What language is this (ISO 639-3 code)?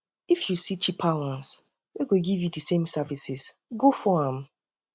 pcm